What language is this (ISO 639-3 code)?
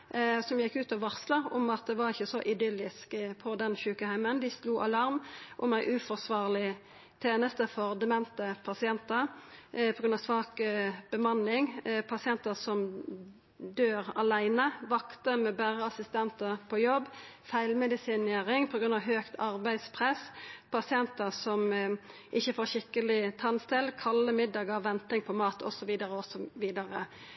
nno